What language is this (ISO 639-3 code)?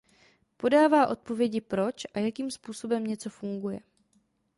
ces